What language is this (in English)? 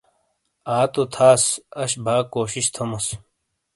Shina